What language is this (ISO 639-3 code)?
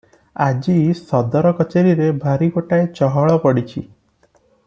ori